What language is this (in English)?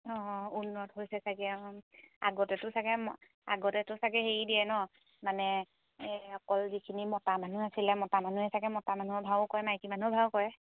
Assamese